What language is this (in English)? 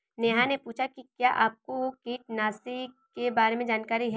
Hindi